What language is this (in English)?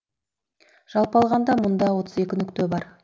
Kazakh